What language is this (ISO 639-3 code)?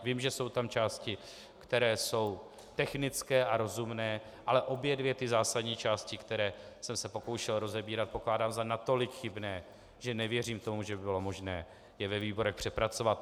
ces